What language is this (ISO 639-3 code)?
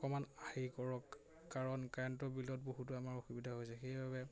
asm